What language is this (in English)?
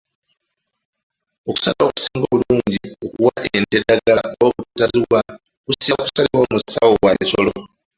Ganda